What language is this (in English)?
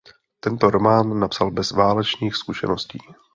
Czech